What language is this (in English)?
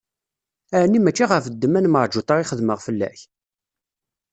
Kabyle